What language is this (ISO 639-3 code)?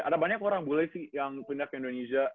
ind